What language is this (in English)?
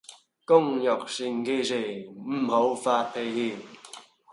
Cantonese